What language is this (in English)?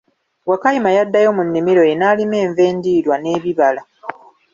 Ganda